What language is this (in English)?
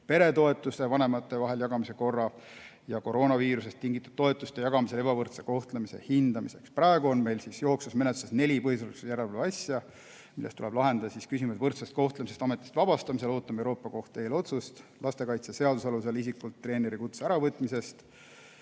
Estonian